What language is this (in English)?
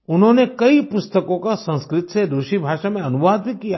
Hindi